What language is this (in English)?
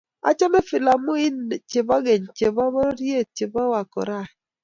Kalenjin